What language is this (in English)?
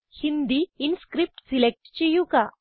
Malayalam